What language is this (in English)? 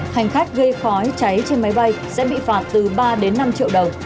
Vietnamese